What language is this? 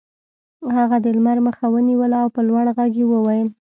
Pashto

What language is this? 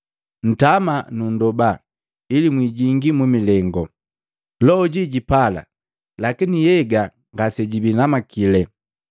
Matengo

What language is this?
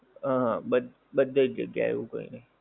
Gujarati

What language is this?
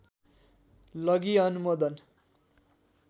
Nepali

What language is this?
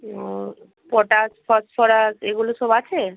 Bangla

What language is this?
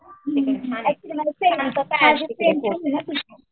Marathi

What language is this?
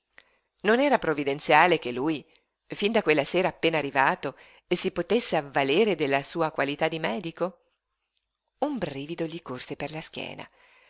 Italian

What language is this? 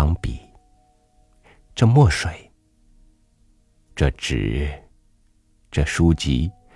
Chinese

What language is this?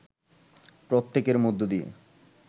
Bangla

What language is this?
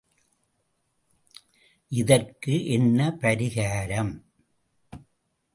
Tamil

